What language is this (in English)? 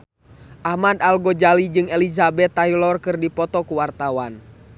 Sundanese